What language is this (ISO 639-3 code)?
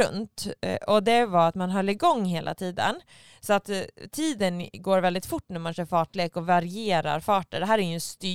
swe